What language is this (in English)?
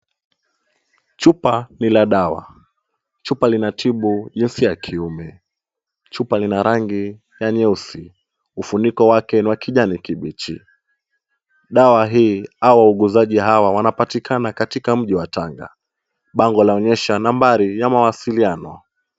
Swahili